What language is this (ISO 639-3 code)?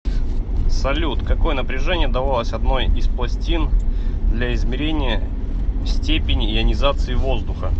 rus